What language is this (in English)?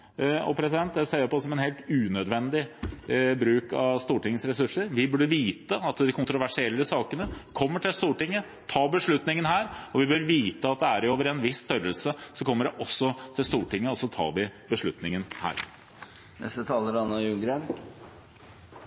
Norwegian Bokmål